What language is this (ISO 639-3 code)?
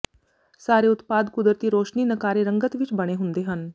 pan